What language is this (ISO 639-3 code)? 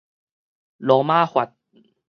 nan